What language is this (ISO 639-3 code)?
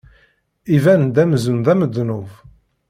kab